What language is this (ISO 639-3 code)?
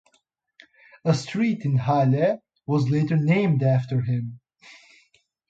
eng